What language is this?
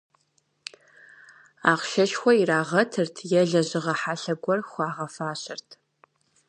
Kabardian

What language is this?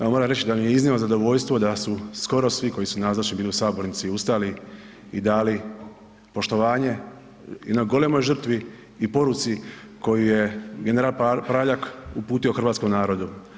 Croatian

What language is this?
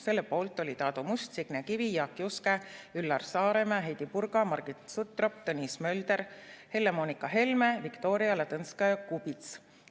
Estonian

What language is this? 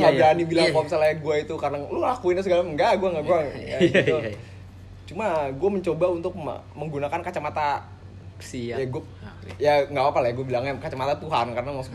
Indonesian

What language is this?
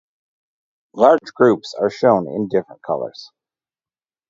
English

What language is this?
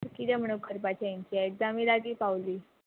Konkani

